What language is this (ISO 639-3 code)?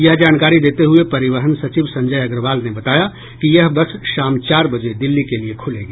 hin